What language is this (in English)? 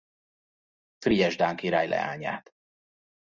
Hungarian